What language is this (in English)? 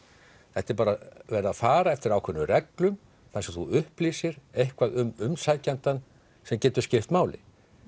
Icelandic